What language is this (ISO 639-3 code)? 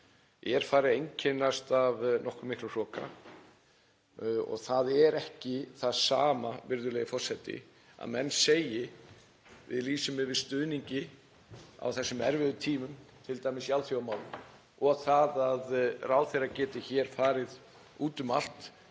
isl